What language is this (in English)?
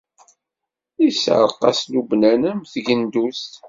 Kabyle